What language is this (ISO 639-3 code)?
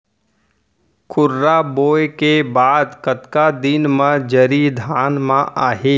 hne